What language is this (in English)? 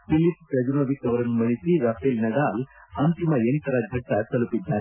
Kannada